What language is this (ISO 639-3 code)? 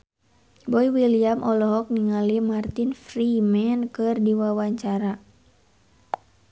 sun